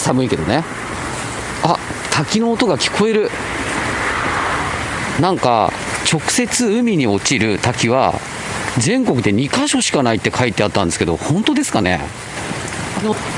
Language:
Japanese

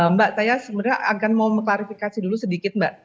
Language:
Indonesian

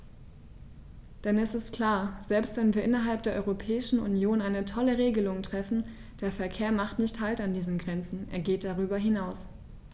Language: German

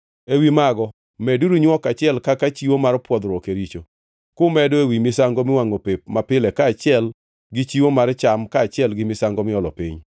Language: Luo (Kenya and Tanzania)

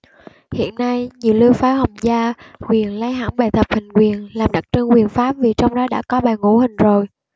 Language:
Vietnamese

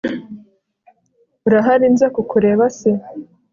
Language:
Kinyarwanda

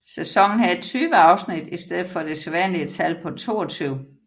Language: Danish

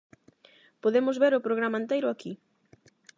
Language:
Galician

